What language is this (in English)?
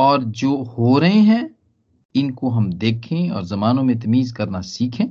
Hindi